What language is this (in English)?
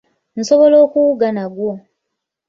Ganda